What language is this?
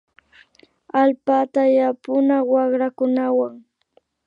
Imbabura Highland Quichua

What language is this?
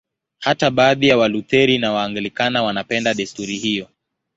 Swahili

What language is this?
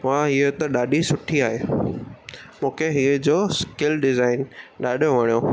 Sindhi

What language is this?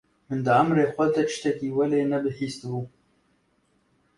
Kurdish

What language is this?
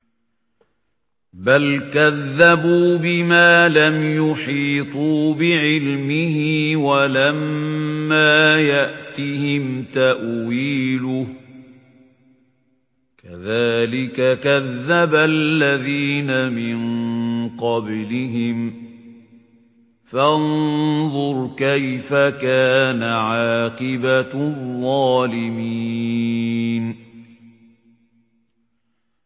Arabic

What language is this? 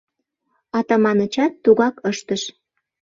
Mari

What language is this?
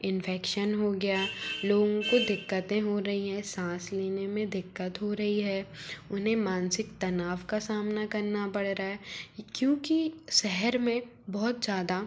Hindi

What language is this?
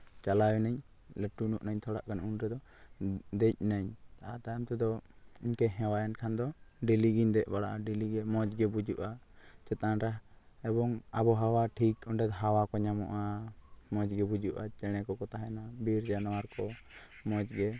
Santali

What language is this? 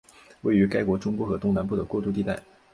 Chinese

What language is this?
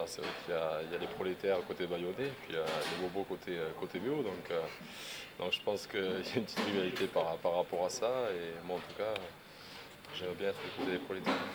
French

